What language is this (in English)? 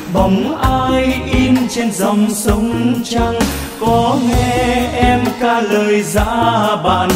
Vietnamese